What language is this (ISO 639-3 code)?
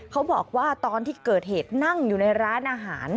tha